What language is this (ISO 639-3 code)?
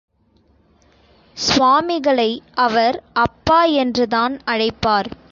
tam